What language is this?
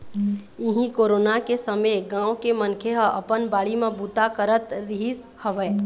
Chhattisgarhi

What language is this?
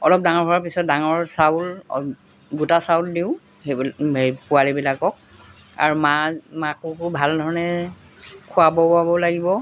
Assamese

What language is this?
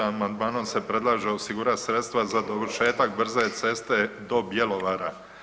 Croatian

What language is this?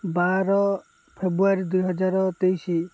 Odia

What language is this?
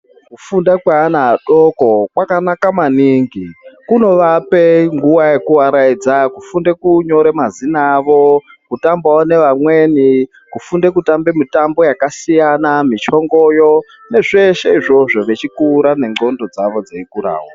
Ndau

